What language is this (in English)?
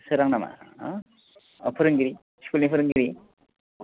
Bodo